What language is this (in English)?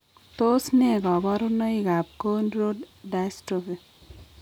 Kalenjin